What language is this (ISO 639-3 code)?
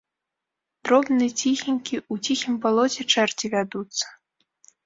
bel